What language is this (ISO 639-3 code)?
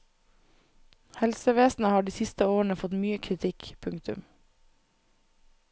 nor